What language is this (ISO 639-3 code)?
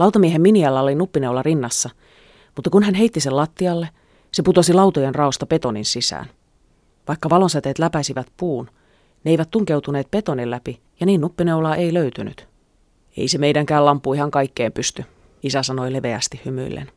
fin